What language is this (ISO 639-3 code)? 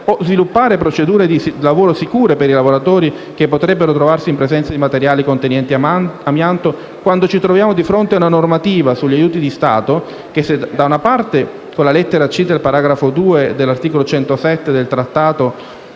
ita